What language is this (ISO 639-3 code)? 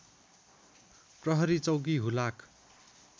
nep